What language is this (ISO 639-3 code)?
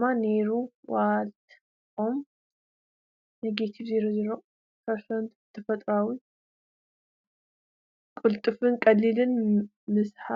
tir